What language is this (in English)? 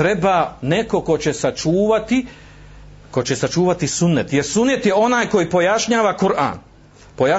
Croatian